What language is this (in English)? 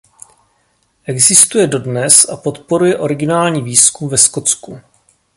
Czech